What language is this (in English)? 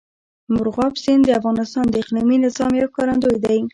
Pashto